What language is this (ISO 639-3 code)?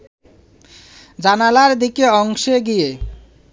ben